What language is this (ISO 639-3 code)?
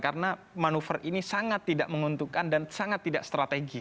ind